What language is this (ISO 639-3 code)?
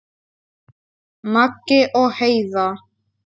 isl